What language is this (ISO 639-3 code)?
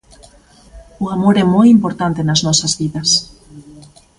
glg